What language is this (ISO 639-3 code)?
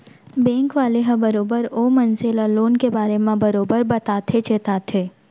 hne